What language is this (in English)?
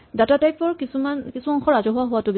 Assamese